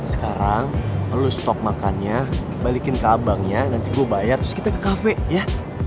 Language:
Indonesian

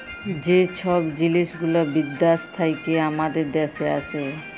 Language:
Bangla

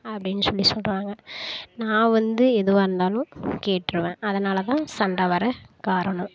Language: Tamil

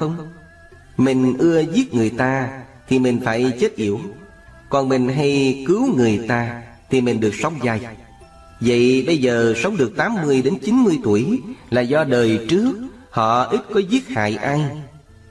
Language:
Vietnamese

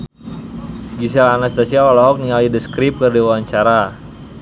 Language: Sundanese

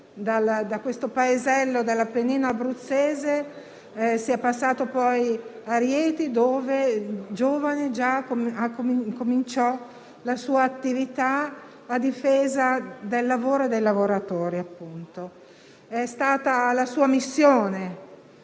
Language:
Italian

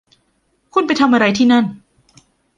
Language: Thai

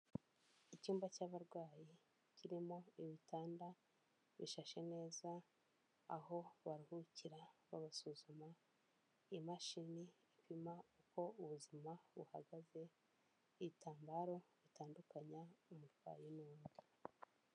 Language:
Kinyarwanda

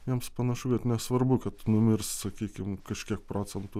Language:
Lithuanian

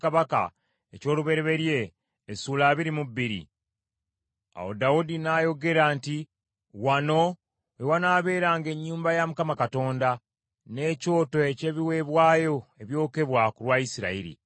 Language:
Ganda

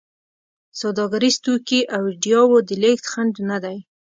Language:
Pashto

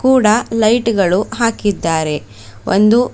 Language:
Kannada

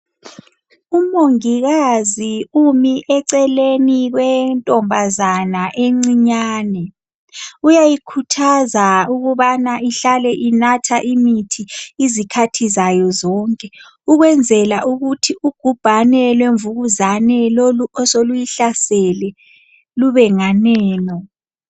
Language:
North Ndebele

